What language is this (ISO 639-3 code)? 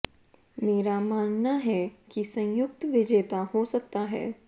hin